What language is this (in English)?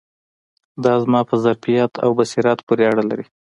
Pashto